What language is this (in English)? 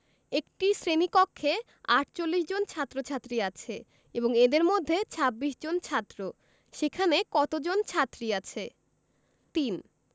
Bangla